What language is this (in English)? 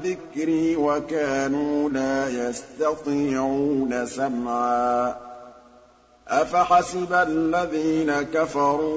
Arabic